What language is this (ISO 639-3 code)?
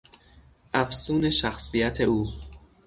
fas